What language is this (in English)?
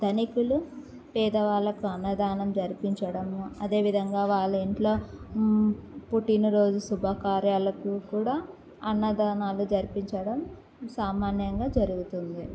Telugu